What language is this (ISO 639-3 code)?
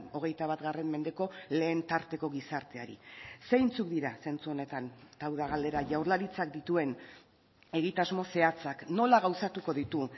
eus